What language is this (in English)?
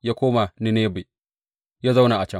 Hausa